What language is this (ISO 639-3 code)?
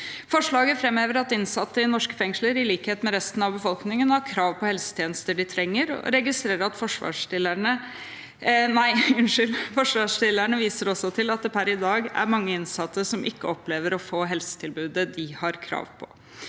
nor